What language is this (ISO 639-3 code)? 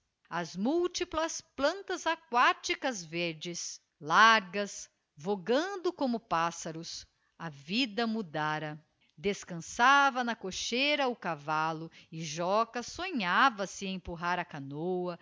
por